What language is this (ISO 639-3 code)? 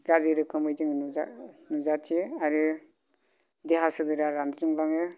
brx